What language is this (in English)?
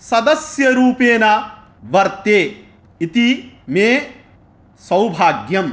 Sanskrit